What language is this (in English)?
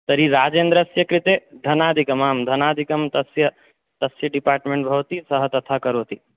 Sanskrit